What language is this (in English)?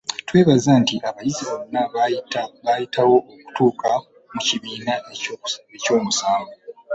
Ganda